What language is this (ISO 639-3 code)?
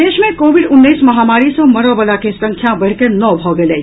mai